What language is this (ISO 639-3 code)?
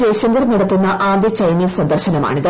mal